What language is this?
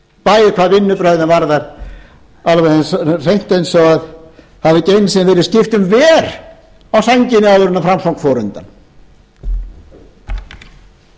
Icelandic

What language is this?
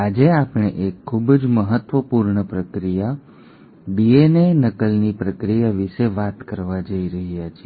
Gujarati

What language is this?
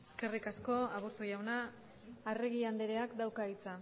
Basque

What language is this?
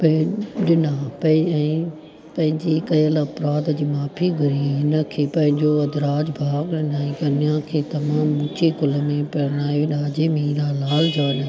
Sindhi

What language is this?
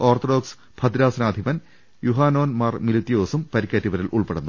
Malayalam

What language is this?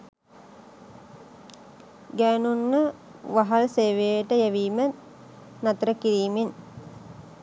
Sinhala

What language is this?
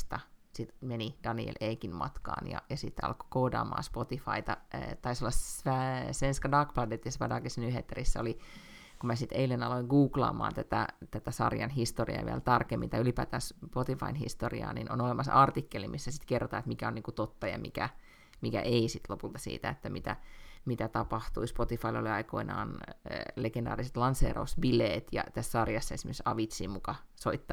Finnish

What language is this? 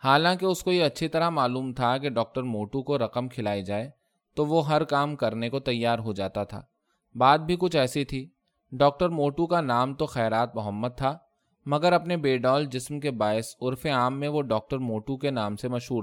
Urdu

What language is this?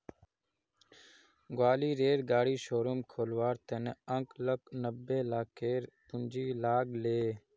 Magahi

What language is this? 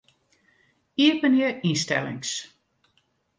Western Frisian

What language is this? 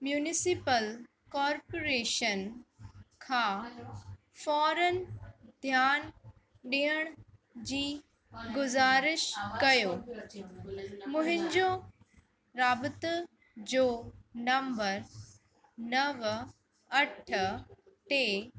Sindhi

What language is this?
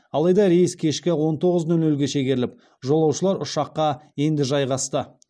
Kazakh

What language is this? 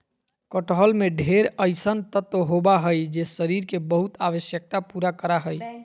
Magahi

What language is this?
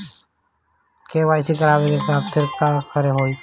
Bhojpuri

